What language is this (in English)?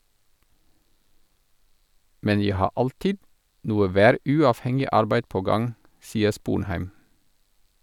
Norwegian